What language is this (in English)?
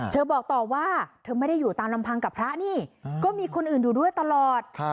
Thai